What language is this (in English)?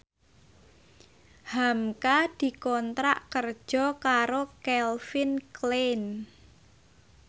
Javanese